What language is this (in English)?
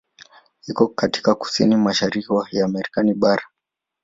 Swahili